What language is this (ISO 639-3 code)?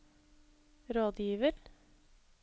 nor